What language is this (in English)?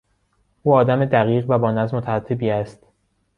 Persian